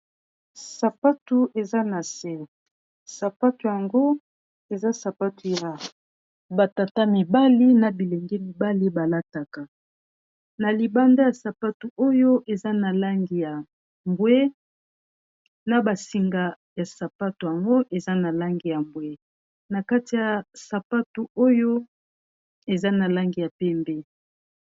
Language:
Lingala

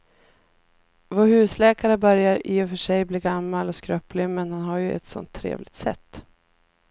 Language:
Swedish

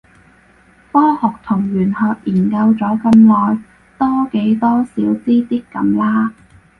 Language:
Cantonese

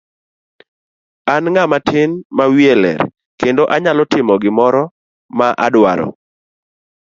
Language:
Luo (Kenya and Tanzania)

